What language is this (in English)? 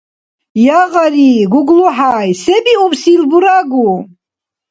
Dargwa